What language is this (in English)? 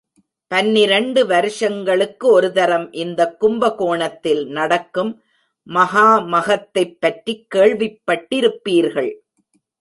Tamil